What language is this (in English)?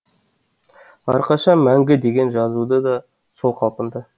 Kazakh